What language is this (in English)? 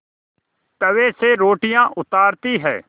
Hindi